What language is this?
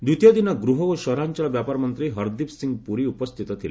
Odia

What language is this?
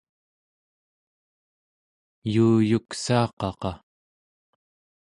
Central Yupik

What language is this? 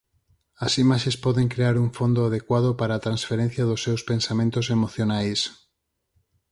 Galician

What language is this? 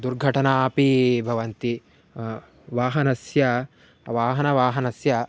Sanskrit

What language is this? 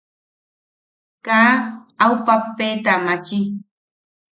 Yaqui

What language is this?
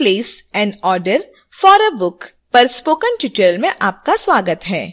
Hindi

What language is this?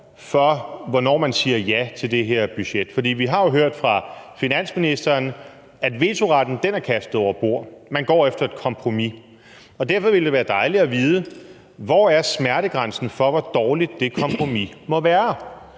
Danish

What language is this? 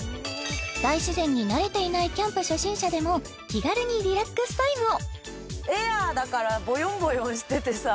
Japanese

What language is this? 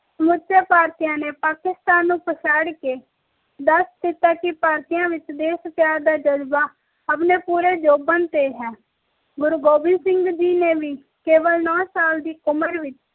Punjabi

